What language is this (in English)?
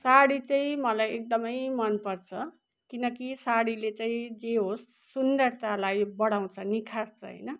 Nepali